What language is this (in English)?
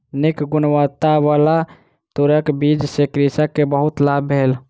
Maithili